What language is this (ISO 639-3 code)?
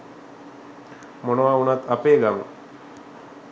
sin